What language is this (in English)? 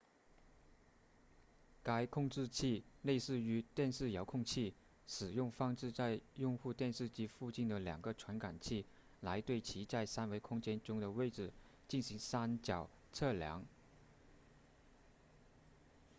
Chinese